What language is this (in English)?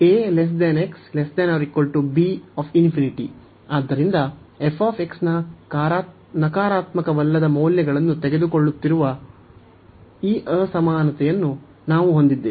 Kannada